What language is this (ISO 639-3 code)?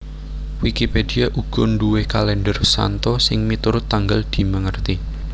jav